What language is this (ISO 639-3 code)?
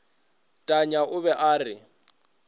nso